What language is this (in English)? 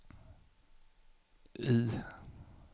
Swedish